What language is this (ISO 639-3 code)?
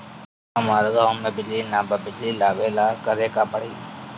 bho